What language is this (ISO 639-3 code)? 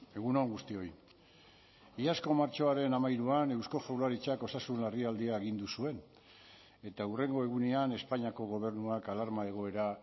eus